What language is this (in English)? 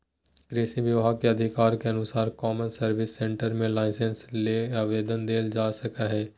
Magahi